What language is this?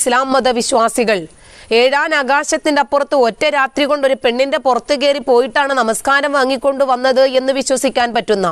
Arabic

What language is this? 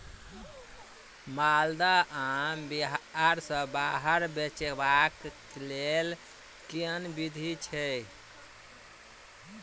Maithili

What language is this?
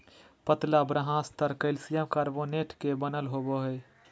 Magahi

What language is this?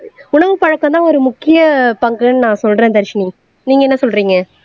Tamil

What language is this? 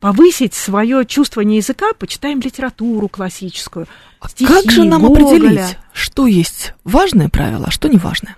Russian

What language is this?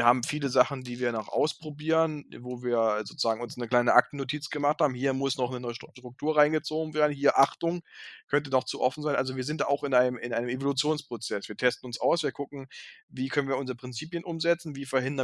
German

